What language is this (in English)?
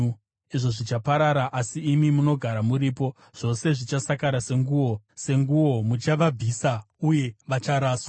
Shona